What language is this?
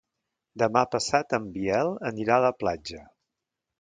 Catalan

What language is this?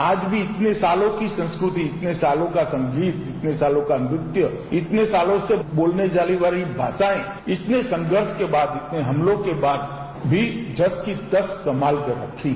Hindi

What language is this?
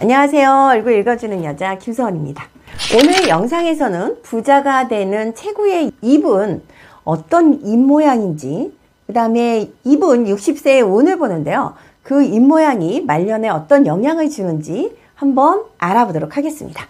Korean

